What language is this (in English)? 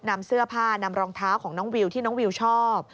Thai